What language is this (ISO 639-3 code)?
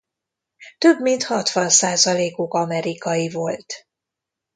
hun